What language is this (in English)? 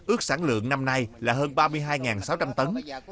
Vietnamese